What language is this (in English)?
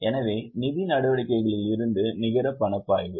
Tamil